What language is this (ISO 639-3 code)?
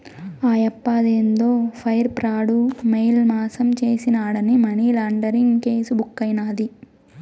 tel